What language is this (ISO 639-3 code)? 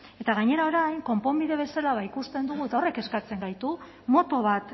eus